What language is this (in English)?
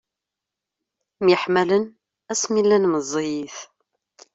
Kabyle